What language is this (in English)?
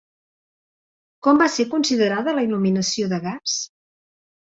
Catalan